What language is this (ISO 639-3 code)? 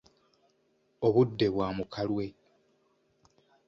lug